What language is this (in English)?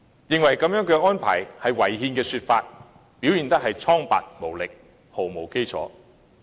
Cantonese